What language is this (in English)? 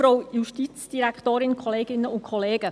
Swiss German